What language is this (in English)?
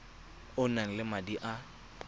Tswana